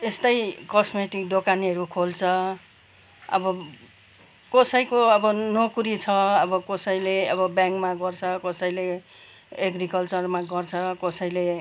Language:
Nepali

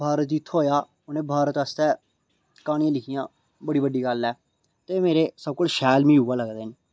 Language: Dogri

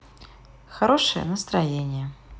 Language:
Russian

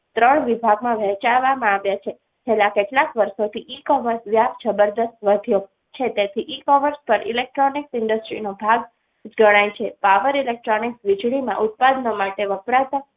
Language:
Gujarati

